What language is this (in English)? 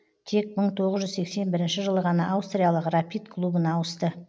Kazakh